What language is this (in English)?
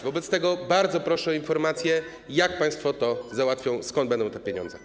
Polish